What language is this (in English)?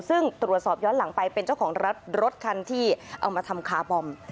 Thai